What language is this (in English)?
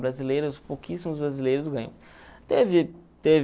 Portuguese